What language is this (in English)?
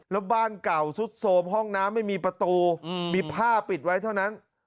Thai